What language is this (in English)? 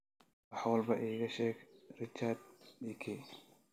Somali